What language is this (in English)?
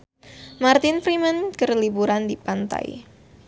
Sundanese